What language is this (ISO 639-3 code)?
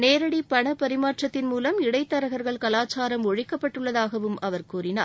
tam